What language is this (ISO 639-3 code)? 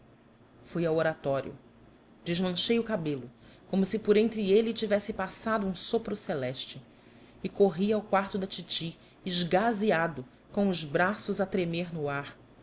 por